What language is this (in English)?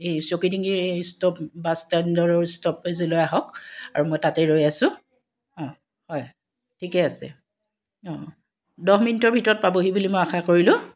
Assamese